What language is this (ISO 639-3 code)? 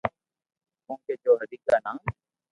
lrk